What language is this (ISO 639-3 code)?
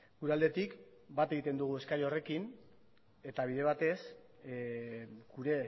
eus